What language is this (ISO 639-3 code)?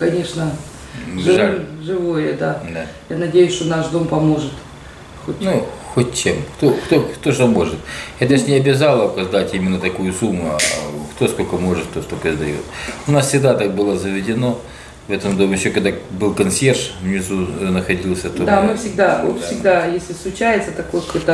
rus